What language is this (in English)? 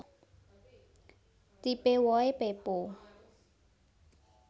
Javanese